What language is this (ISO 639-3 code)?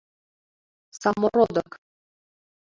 chm